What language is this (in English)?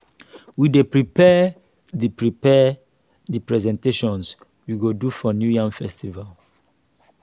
Nigerian Pidgin